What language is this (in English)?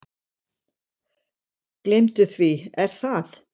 Icelandic